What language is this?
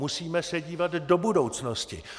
Czech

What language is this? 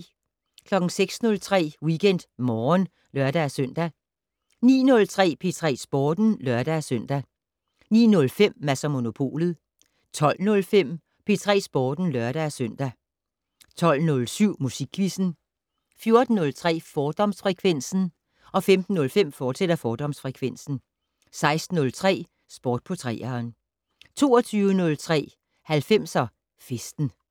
Danish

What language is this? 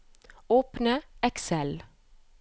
Norwegian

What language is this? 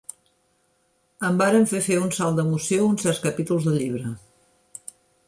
Catalan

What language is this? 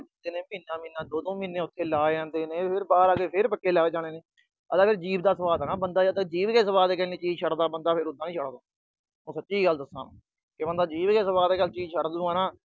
Punjabi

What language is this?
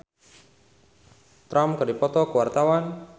Sundanese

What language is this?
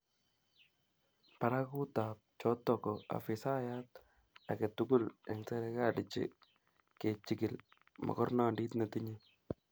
Kalenjin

